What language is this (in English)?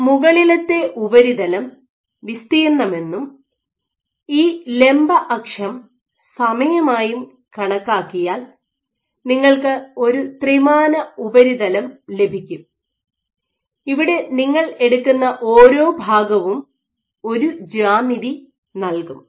Malayalam